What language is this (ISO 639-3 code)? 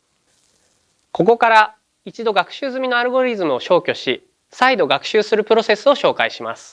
jpn